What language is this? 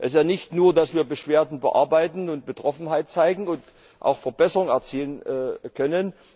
German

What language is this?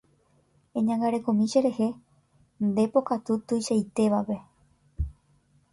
Guarani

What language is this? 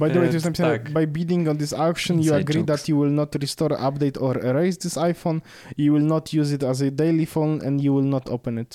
Polish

